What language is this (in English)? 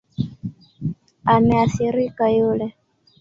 Swahili